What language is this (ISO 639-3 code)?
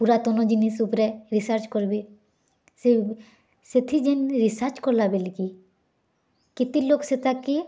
ori